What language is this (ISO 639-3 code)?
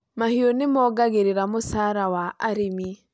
kik